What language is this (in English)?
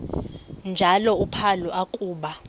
Xhosa